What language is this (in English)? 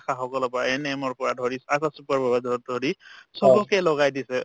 Assamese